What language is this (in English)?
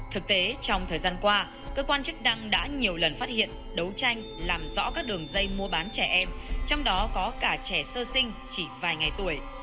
Vietnamese